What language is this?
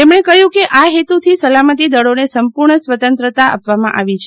Gujarati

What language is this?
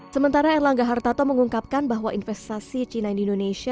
Indonesian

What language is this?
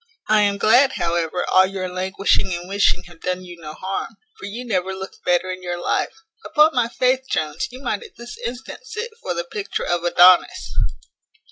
English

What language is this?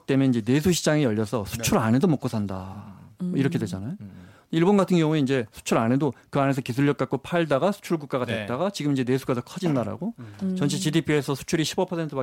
Korean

